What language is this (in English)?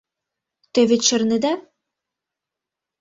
Mari